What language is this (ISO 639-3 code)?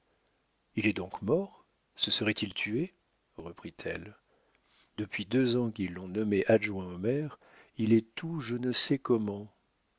fra